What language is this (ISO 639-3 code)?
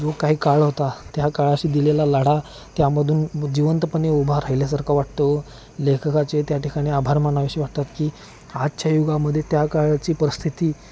mar